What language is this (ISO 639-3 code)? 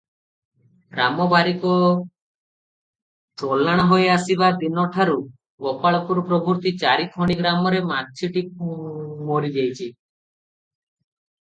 ori